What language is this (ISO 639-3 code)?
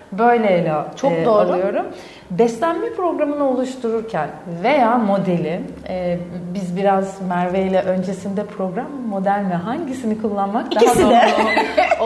tur